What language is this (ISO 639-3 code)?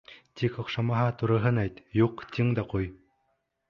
bak